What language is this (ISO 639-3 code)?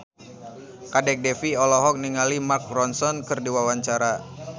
sun